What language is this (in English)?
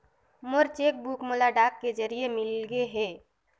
Chhattisgarhi